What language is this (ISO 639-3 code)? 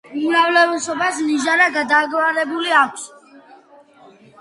kat